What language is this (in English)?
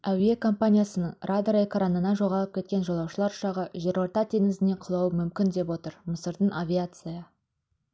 Kazakh